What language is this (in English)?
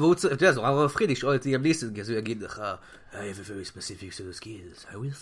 Hebrew